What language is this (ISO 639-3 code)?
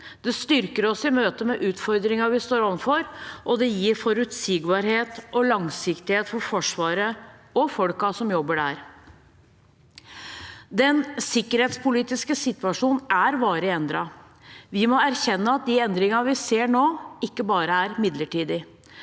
nor